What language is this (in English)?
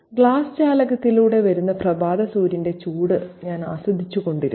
Malayalam